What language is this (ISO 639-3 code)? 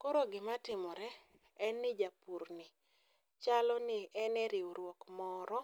luo